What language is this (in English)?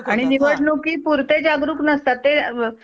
Marathi